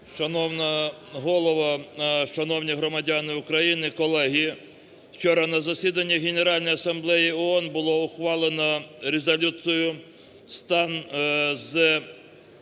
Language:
Ukrainian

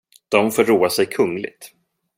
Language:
Swedish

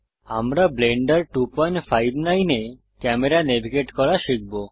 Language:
Bangla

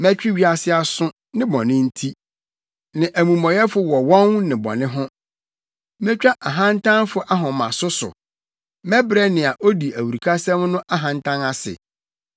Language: Akan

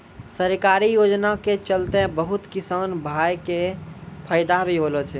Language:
Maithili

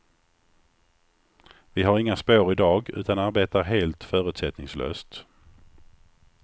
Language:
Swedish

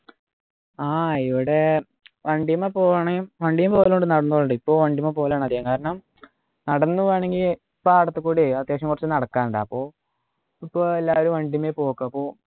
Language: Malayalam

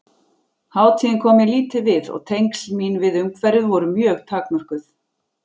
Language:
Icelandic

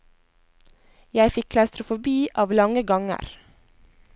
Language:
Norwegian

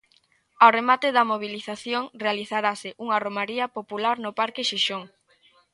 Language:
Galician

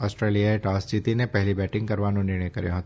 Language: Gujarati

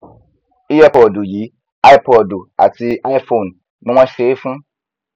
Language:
Yoruba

